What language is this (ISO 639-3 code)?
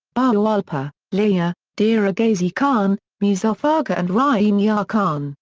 eng